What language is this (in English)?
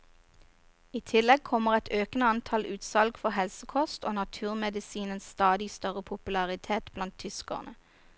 Norwegian